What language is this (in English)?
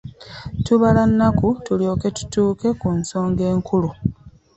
Ganda